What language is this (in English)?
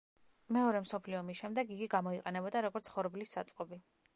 Georgian